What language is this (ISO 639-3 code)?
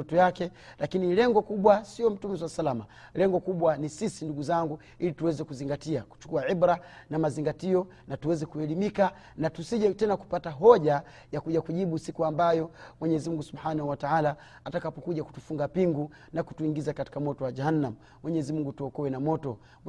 swa